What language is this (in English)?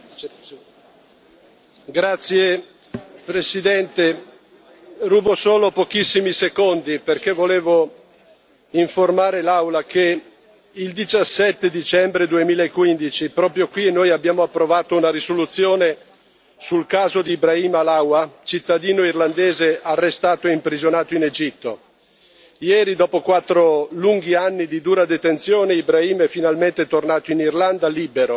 Italian